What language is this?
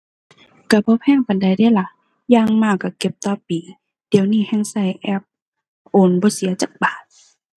Thai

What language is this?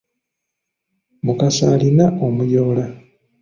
Ganda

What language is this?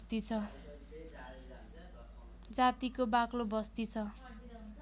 Nepali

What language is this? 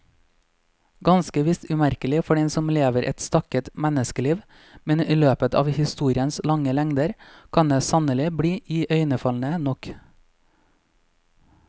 Norwegian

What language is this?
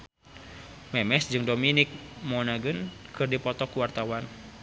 Sundanese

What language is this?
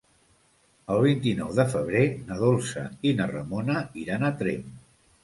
Catalan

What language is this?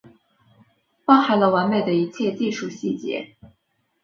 Chinese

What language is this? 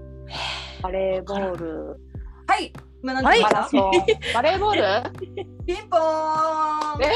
Japanese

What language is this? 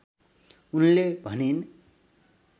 Nepali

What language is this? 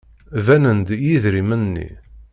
Kabyle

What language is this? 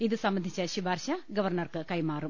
Malayalam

